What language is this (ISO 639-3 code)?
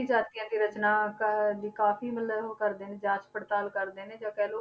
pan